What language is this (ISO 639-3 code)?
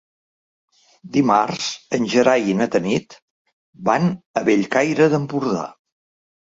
cat